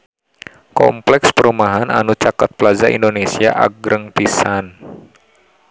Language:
Sundanese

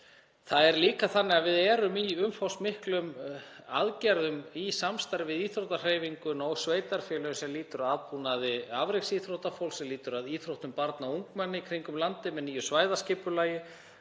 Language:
Icelandic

